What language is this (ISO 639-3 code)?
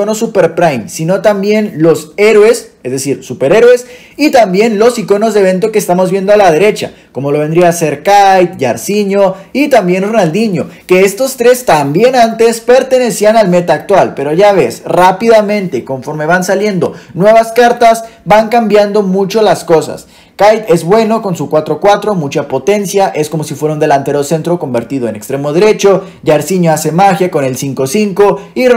spa